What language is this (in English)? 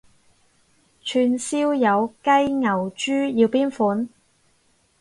Cantonese